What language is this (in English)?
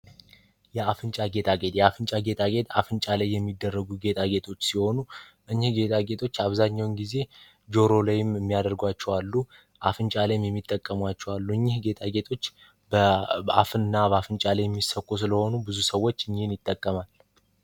Amharic